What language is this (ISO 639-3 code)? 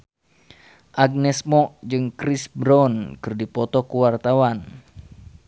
sun